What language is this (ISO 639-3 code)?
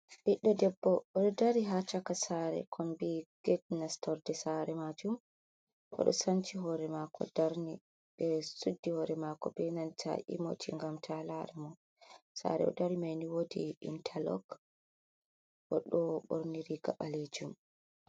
ful